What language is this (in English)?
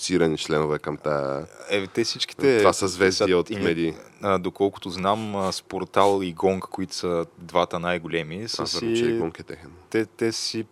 Bulgarian